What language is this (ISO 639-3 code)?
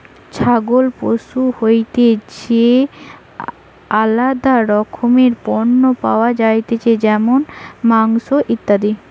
ben